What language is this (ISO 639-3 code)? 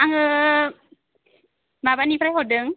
brx